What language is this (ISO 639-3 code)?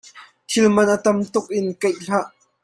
cnh